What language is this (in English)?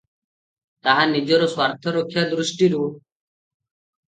Odia